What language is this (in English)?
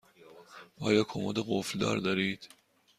Persian